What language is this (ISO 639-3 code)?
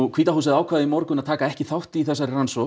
isl